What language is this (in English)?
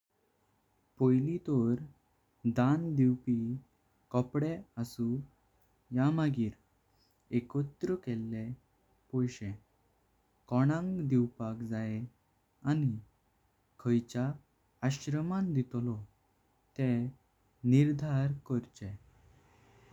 Konkani